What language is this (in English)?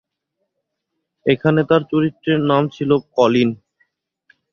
Bangla